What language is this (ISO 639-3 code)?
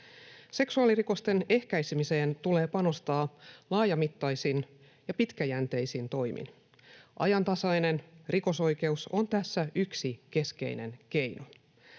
fin